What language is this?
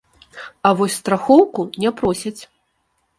Belarusian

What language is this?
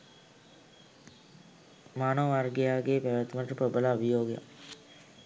Sinhala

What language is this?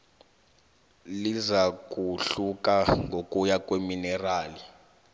South Ndebele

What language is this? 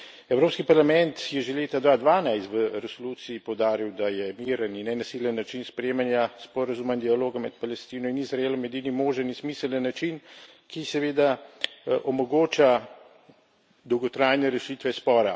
Slovenian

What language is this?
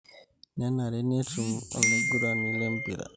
Masai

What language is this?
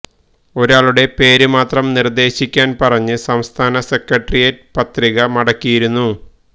Malayalam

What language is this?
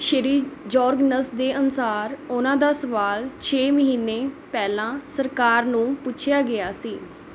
Punjabi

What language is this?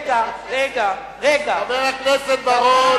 Hebrew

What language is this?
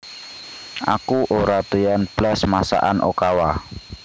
Javanese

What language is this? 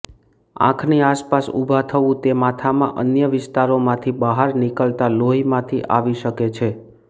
Gujarati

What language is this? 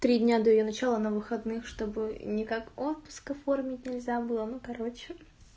Russian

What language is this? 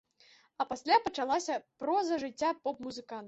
Belarusian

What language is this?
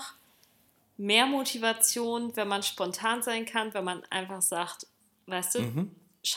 German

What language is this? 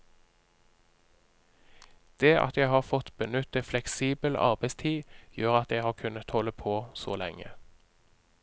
Norwegian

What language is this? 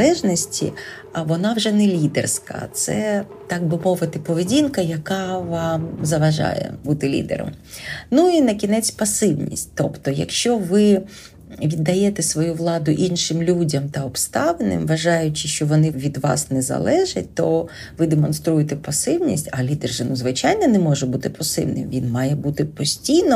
Ukrainian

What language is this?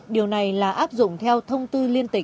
Vietnamese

